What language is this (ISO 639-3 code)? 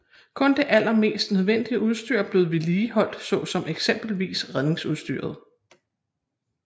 dan